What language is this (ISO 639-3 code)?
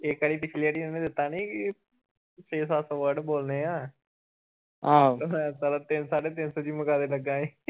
pan